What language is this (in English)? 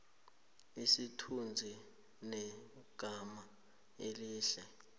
South Ndebele